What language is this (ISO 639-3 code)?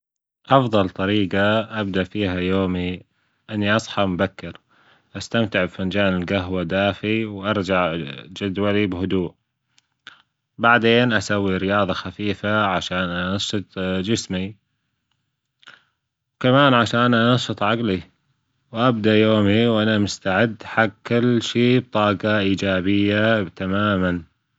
afb